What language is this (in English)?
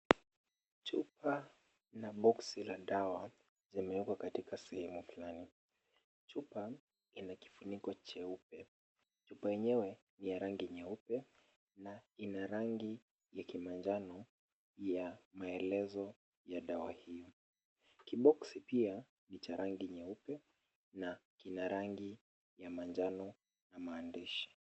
Swahili